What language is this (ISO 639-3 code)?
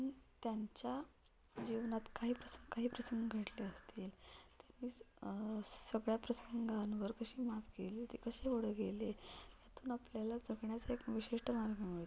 mar